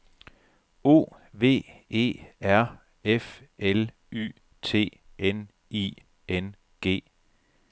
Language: Danish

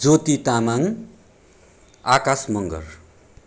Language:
Nepali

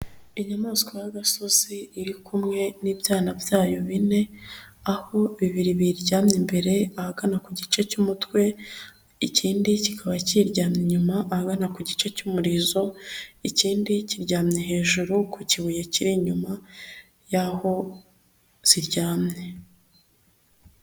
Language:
Kinyarwanda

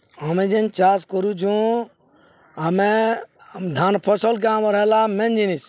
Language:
Odia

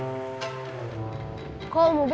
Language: Indonesian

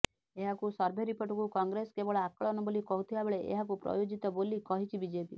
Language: Odia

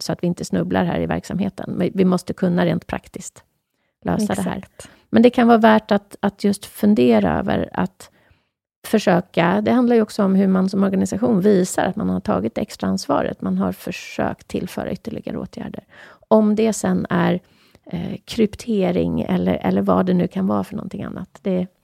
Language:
Swedish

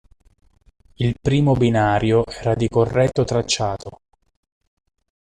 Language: Italian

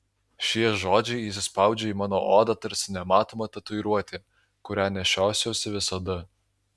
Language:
Lithuanian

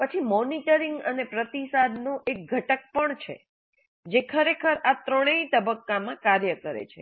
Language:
Gujarati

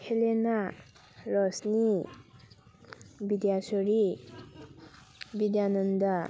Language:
Manipuri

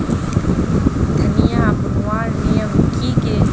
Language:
Magahi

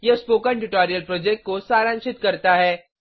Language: Hindi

